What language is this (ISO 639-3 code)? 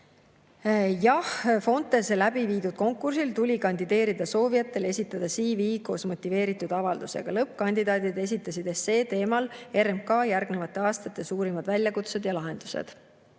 est